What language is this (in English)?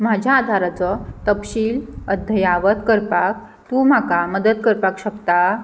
Konkani